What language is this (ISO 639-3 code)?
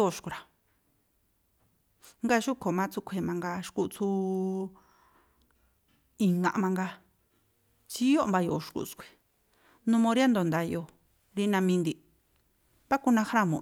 tpl